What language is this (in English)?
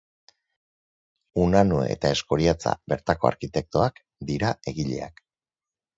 Basque